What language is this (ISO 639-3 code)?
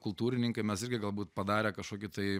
lit